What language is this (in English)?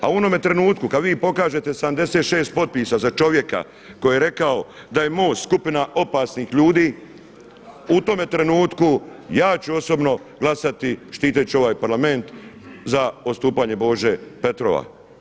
Croatian